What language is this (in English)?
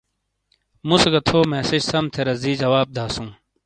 Shina